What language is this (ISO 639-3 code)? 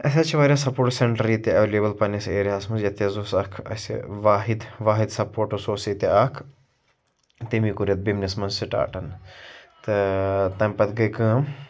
kas